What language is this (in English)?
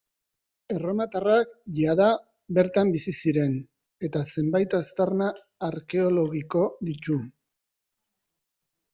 Basque